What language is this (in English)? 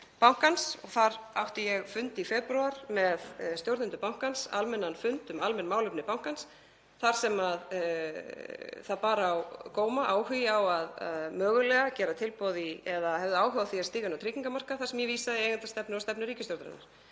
Icelandic